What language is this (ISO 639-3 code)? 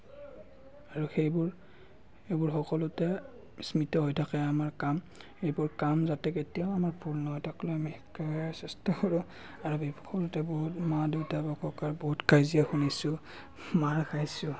asm